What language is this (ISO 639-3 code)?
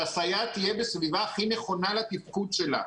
heb